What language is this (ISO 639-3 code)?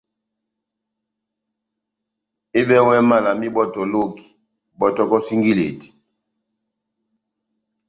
bnm